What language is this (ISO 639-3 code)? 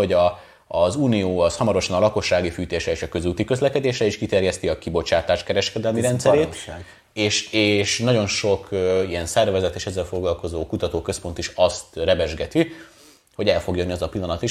hun